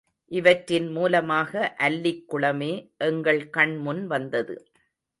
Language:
Tamil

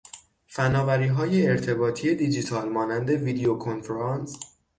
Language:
Persian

